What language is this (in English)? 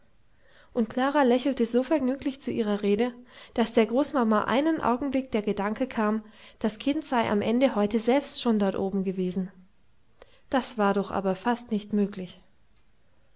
German